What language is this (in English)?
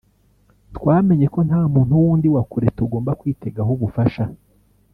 Kinyarwanda